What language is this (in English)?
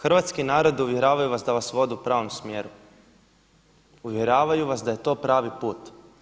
Croatian